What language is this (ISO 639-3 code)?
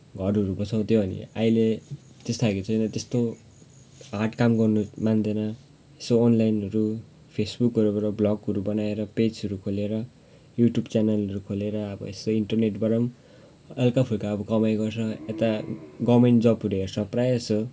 nep